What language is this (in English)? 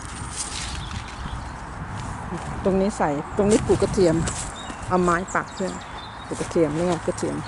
Thai